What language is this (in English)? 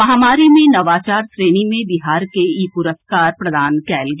Maithili